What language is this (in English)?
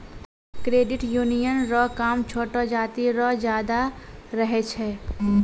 Maithili